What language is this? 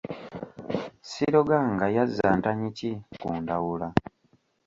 Ganda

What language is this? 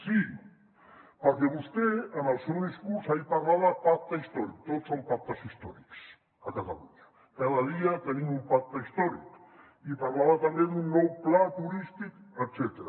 Catalan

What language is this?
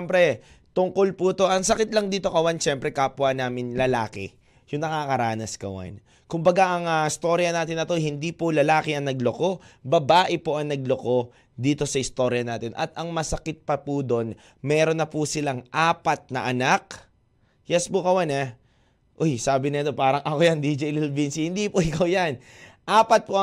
Filipino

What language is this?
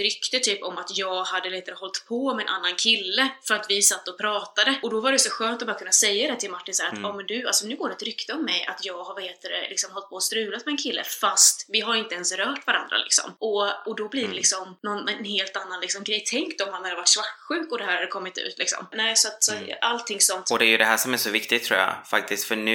Swedish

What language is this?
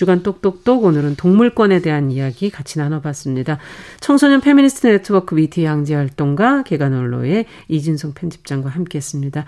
Korean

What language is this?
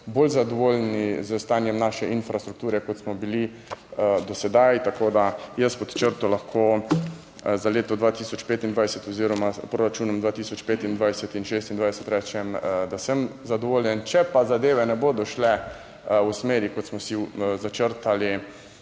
Slovenian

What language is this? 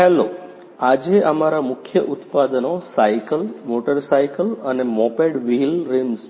Gujarati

